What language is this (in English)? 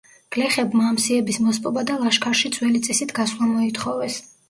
Georgian